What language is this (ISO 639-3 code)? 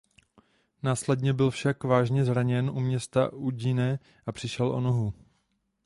ces